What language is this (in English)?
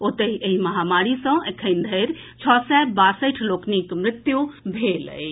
Maithili